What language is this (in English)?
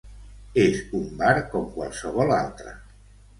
Catalan